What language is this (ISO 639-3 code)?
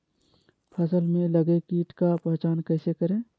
mag